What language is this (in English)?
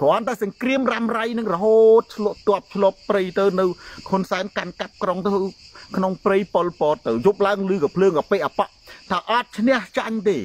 Thai